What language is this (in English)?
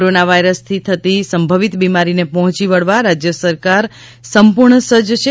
Gujarati